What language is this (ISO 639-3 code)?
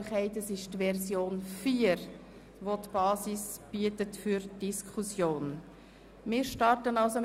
gsw